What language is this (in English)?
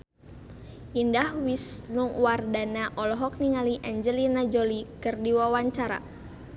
Sundanese